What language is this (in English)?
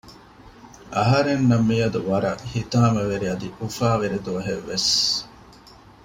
Divehi